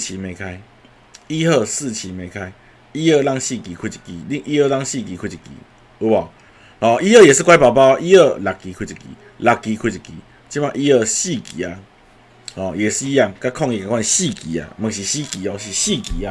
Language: Chinese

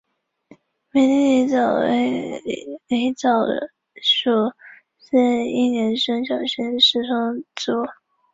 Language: Chinese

